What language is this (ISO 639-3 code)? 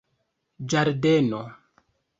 epo